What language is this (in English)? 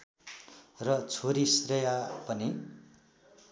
Nepali